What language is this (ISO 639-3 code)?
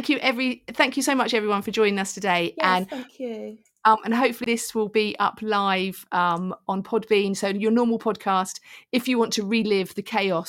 eng